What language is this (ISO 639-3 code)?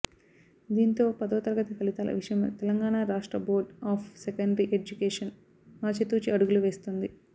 tel